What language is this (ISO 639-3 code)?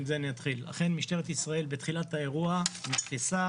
heb